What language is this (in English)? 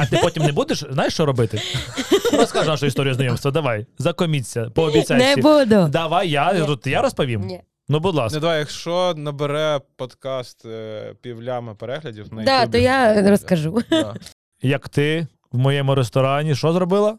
Ukrainian